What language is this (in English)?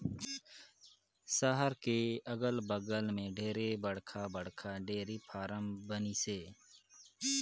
Chhattisgarhi